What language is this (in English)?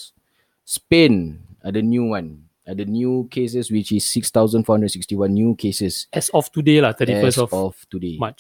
Malay